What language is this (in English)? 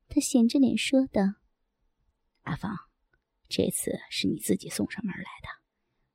Chinese